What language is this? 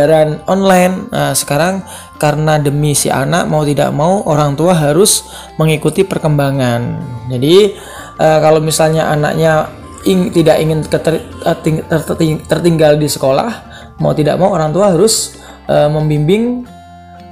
Indonesian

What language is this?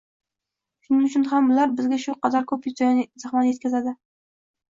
Uzbek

